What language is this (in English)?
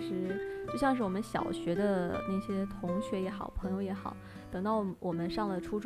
Chinese